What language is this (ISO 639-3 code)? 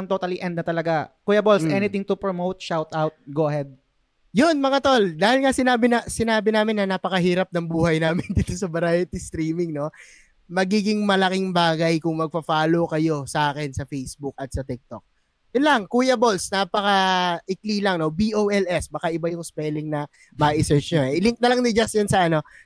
fil